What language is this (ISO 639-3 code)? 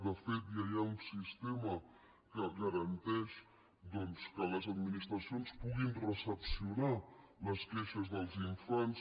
cat